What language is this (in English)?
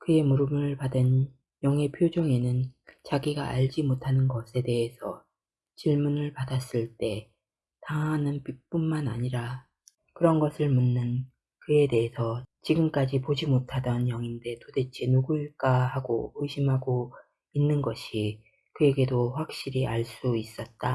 Korean